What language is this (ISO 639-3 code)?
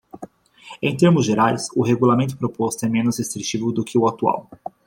por